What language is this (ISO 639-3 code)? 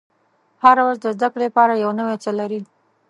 pus